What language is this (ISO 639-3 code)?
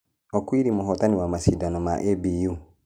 kik